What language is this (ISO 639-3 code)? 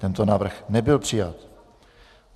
ces